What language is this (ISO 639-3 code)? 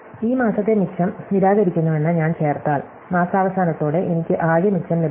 mal